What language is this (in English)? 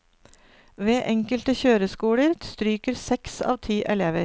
Norwegian